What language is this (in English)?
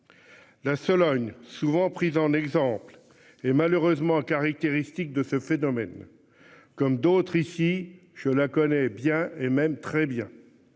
French